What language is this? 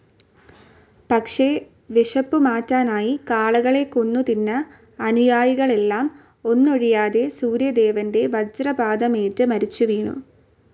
Malayalam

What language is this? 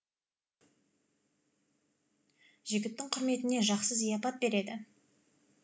Kazakh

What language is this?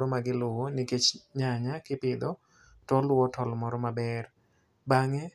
Luo (Kenya and Tanzania)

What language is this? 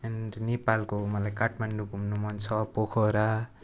Nepali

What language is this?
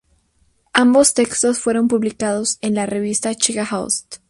Spanish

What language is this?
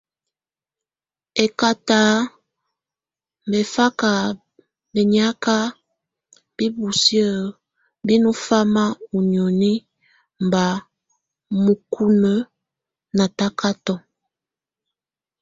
Tunen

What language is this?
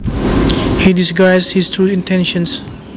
Javanese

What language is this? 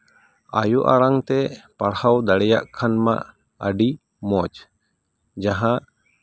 Santali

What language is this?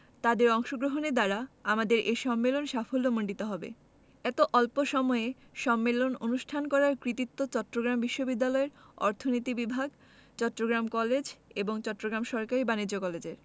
Bangla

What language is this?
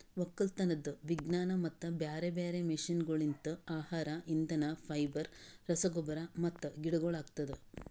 Kannada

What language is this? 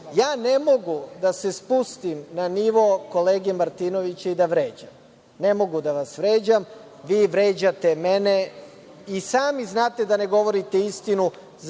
Serbian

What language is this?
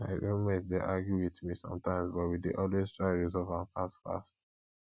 Nigerian Pidgin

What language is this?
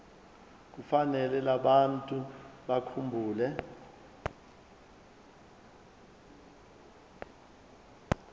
Zulu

